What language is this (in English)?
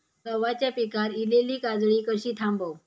Marathi